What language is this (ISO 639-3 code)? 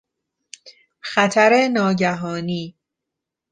fas